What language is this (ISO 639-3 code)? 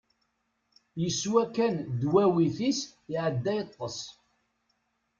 kab